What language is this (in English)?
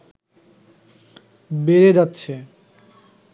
Bangla